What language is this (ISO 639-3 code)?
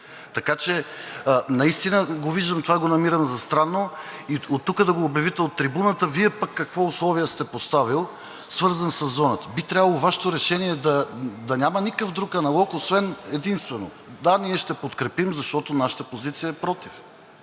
bul